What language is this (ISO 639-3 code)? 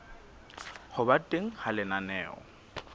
sot